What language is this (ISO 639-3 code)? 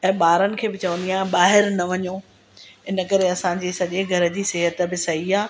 snd